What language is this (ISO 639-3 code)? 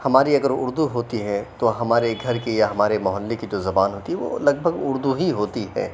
urd